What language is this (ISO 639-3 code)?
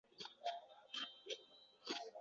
uzb